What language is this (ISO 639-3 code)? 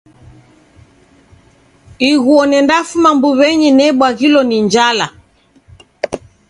dav